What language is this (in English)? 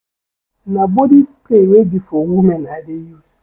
Nigerian Pidgin